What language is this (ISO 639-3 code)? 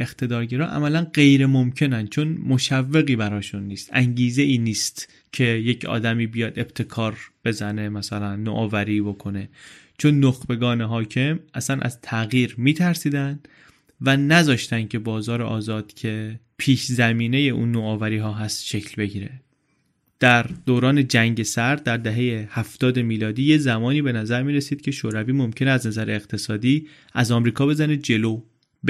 fas